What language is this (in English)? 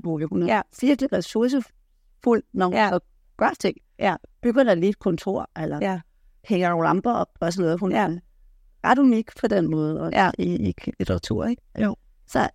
Danish